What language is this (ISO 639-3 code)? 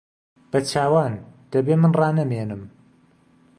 ckb